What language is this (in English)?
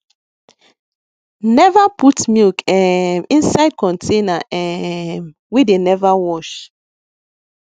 Nigerian Pidgin